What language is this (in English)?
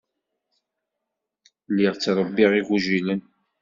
Kabyle